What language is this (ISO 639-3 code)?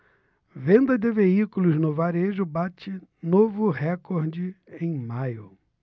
por